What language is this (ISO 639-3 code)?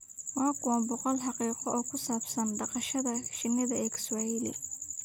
som